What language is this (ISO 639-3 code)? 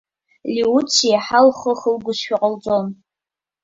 abk